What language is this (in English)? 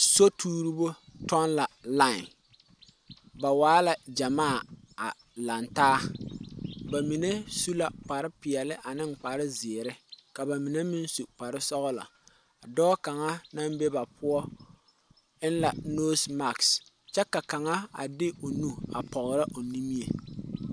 Southern Dagaare